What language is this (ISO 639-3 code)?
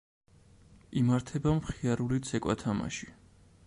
kat